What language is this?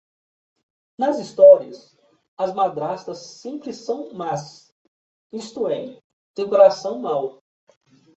Portuguese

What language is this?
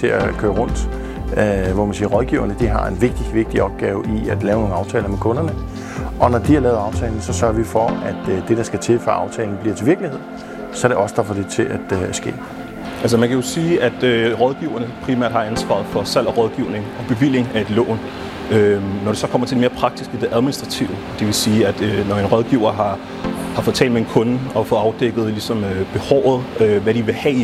Danish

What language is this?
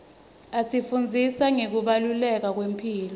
Swati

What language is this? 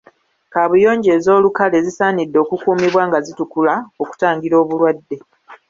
Ganda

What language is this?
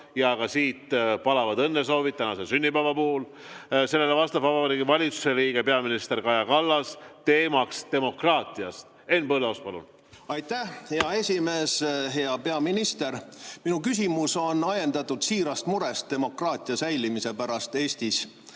Estonian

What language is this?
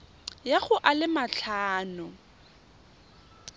Tswana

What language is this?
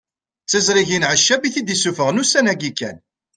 Kabyle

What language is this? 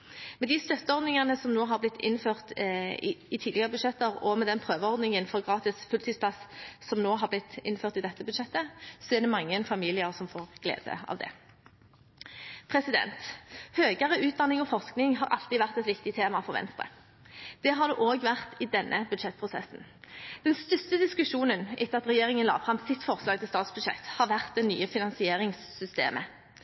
Norwegian Bokmål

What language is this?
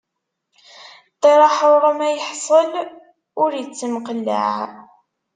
Kabyle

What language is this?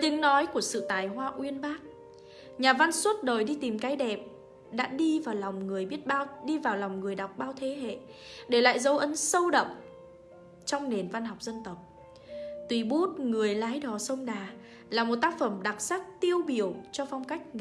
Vietnamese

